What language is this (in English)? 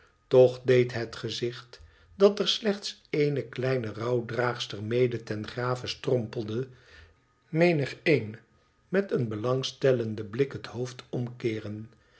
Dutch